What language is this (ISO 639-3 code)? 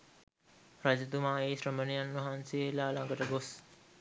sin